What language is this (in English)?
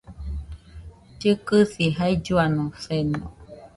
Nüpode Huitoto